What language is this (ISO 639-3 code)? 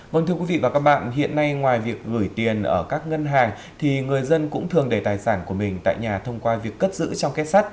vie